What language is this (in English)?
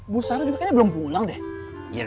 Indonesian